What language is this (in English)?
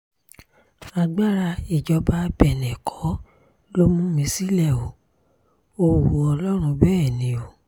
Yoruba